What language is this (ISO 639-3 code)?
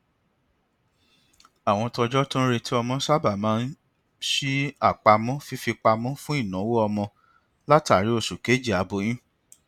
yor